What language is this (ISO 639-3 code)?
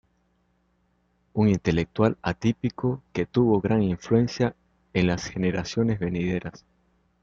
spa